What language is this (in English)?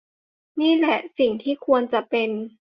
Thai